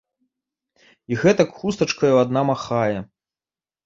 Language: Belarusian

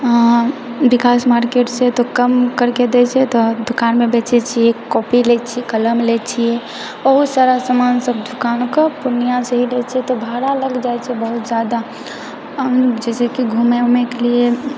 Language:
Maithili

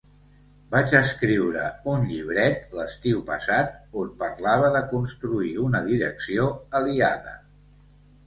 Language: Catalan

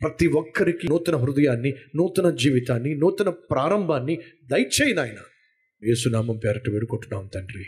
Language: Telugu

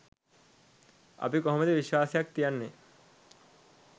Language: Sinhala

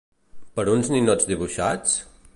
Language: Catalan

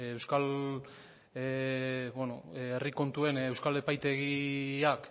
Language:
Basque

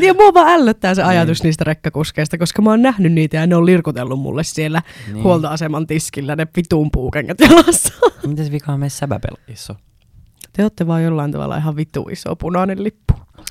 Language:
Finnish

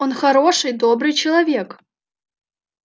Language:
Russian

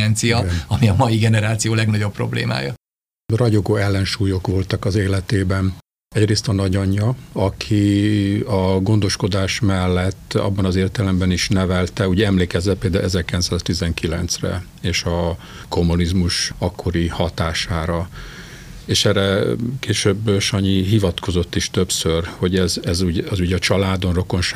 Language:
Hungarian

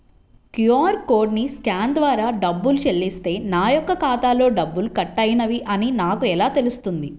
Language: Telugu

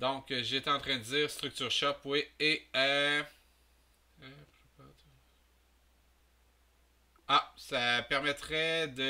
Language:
French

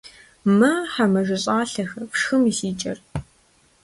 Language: Kabardian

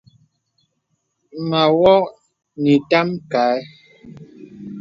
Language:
Bebele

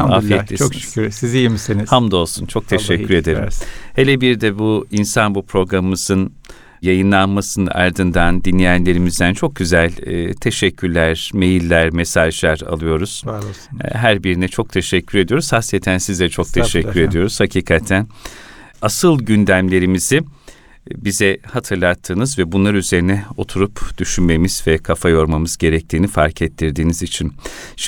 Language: Turkish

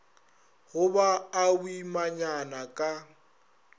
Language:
Northern Sotho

